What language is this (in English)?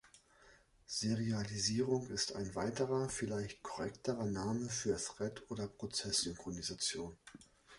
German